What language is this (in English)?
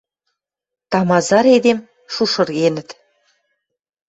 Western Mari